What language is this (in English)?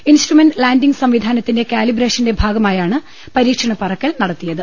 Malayalam